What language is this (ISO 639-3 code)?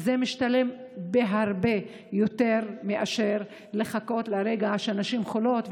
heb